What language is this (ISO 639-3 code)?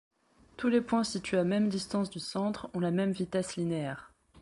fra